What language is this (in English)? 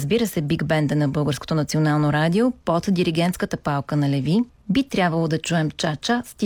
Bulgarian